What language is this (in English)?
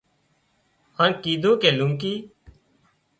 Wadiyara Koli